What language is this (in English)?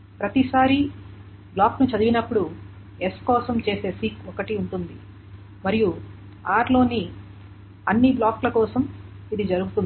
Telugu